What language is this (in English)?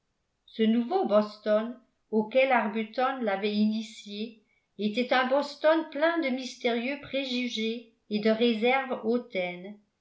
French